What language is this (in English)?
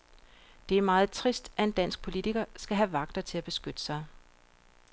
Danish